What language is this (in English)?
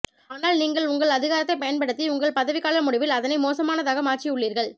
Tamil